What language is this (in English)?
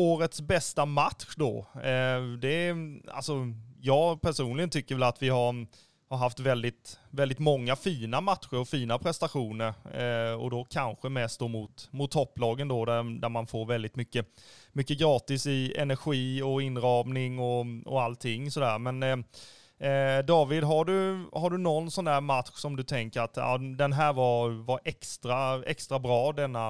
Swedish